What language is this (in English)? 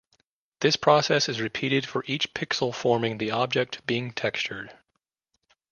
English